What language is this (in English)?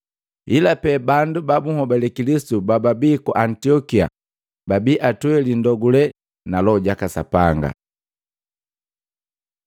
Matengo